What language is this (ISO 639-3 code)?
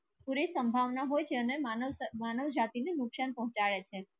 guj